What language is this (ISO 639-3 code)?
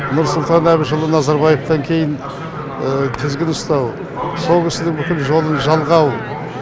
kaz